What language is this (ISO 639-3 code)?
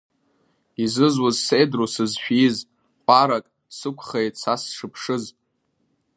abk